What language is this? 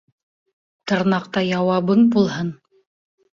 Bashkir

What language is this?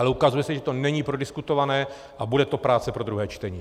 Czech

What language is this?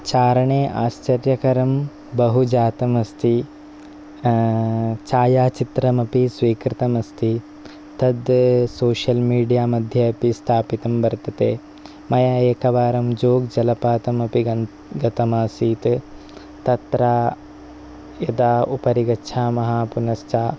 Sanskrit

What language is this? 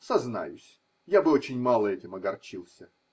Russian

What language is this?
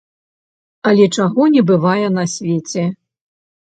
Belarusian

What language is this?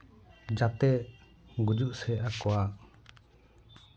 Santali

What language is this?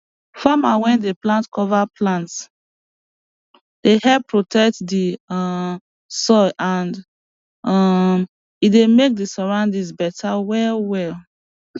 Nigerian Pidgin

